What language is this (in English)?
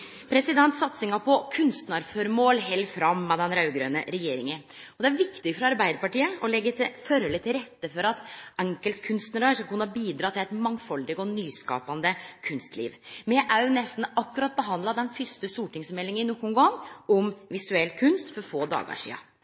Norwegian Nynorsk